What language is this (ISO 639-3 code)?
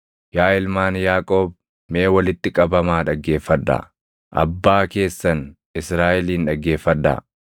orm